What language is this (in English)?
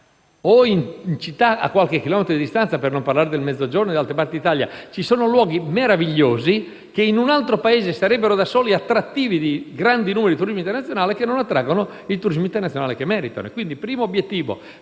Italian